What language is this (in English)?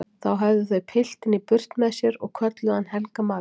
Icelandic